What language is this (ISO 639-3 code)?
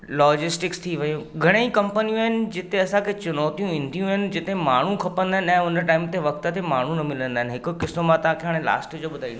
snd